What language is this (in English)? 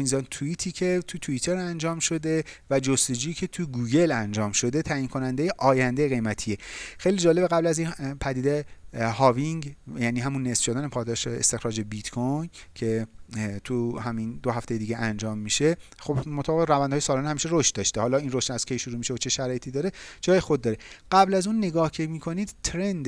Persian